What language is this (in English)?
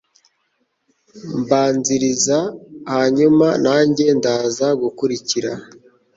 Kinyarwanda